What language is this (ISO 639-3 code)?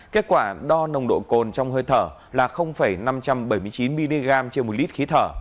vie